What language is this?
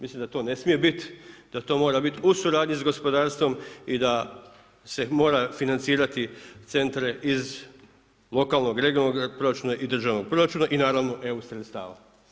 Croatian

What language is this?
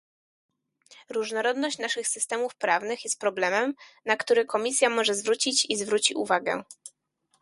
Polish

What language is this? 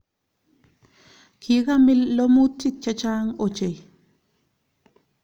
Kalenjin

